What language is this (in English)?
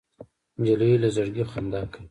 Pashto